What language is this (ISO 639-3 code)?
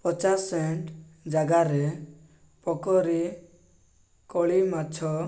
ori